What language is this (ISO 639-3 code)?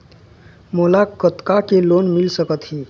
hne